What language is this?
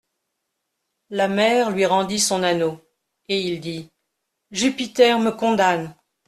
French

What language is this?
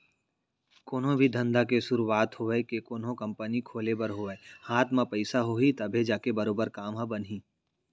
Chhattisgarhi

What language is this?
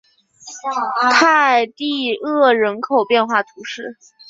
Chinese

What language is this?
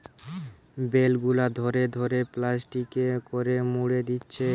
Bangla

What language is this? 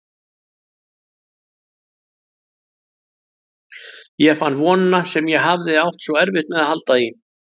Icelandic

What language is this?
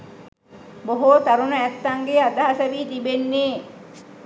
Sinhala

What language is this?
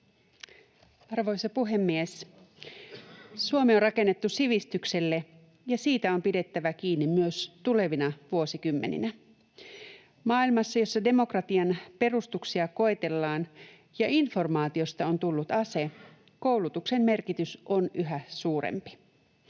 Finnish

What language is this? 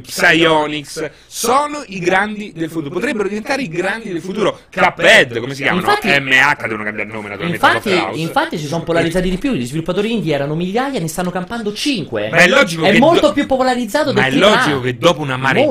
Italian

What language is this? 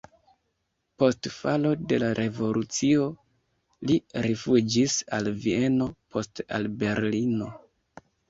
Esperanto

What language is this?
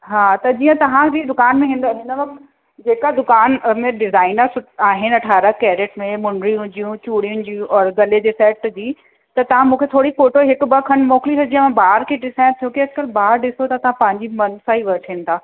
Sindhi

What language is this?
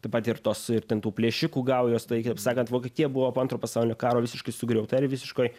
Lithuanian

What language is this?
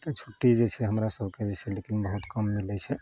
Maithili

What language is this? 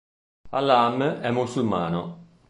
Italian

